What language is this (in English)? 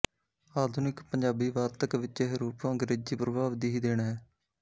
Punjabi